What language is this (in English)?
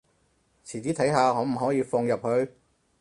Cantonese